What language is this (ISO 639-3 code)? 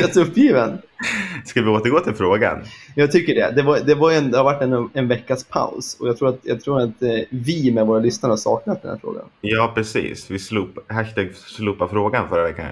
swe